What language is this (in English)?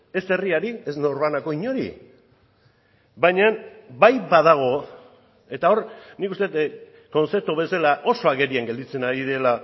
Basque